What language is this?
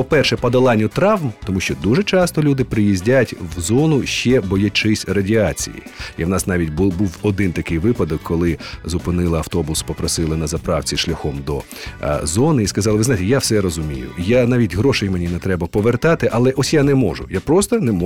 Ukrainian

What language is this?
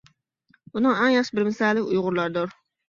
Uyghur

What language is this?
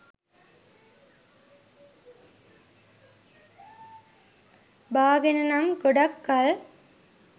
Sinhala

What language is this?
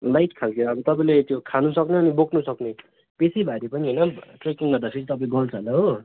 Nepali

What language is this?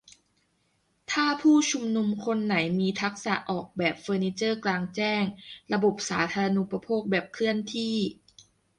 Thai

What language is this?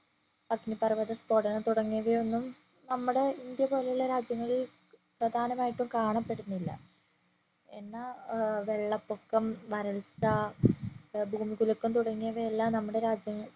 Malayalam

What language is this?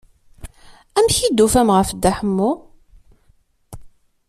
Kabyle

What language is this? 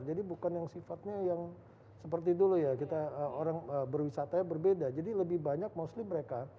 Indonesian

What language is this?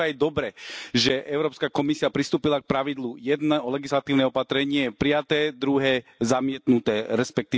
Slovak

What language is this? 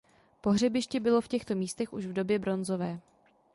Czech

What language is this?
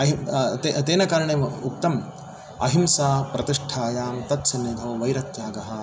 Sanskrit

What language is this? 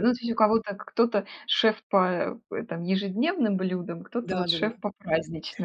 Russian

